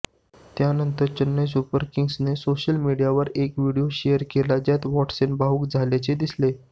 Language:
Marathi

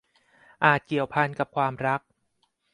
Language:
Thai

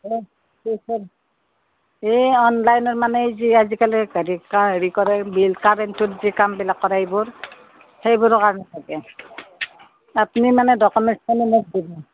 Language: Assamese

